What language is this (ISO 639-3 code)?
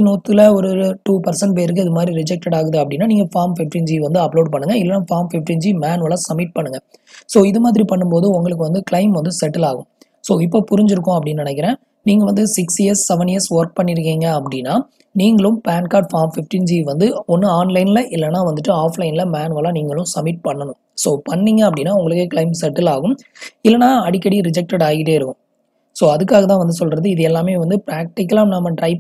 ind